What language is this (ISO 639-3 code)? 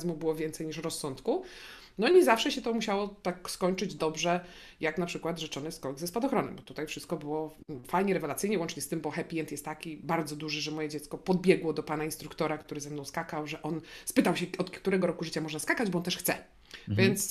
pol